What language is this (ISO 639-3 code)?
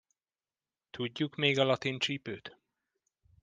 hun